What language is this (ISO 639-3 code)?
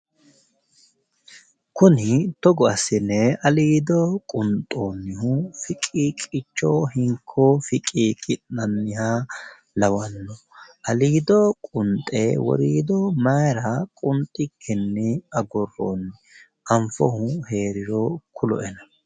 sid